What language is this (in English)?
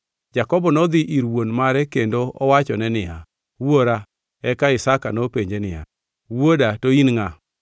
Luo (Kenya and Tanzania)